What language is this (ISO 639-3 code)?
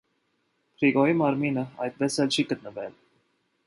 hye